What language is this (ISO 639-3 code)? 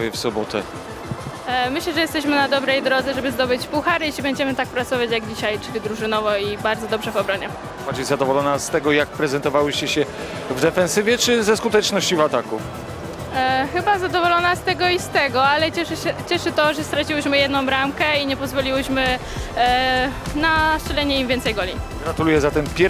pol